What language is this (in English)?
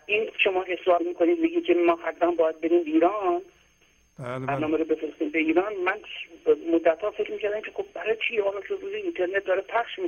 Persian